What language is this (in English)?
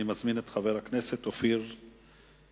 Hebrew